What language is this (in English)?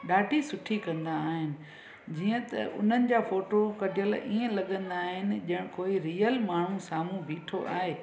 Sindhi